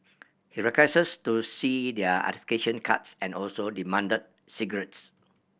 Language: English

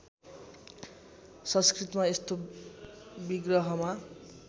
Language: Nepali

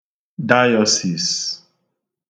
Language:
Igbo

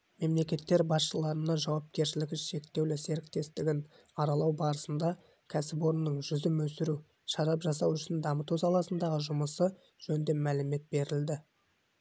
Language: Kazakh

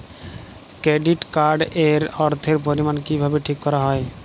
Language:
Bangla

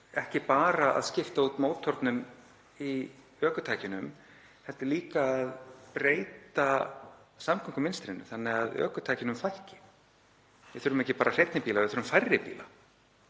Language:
Icelandic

